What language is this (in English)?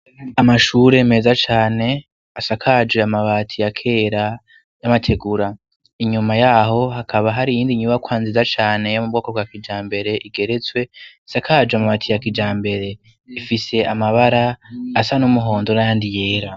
Rundi